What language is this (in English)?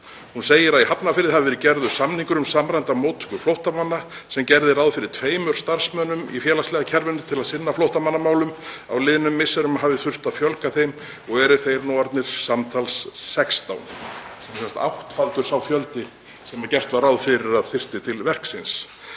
Icelandic